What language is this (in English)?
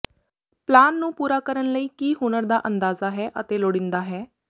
Punjabi